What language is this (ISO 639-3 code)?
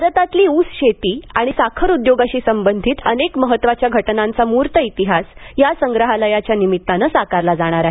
mar